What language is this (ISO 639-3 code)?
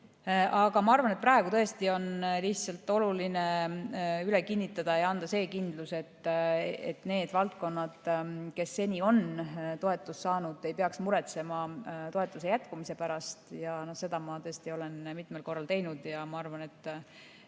est